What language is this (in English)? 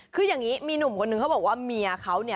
Thai